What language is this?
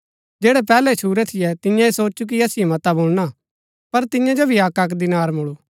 Gaddi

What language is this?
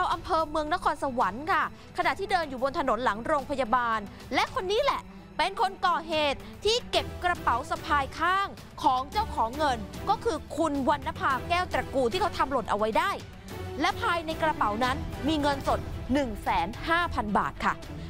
Thai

